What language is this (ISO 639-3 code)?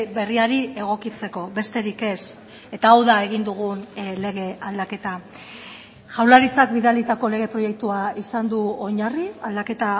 eus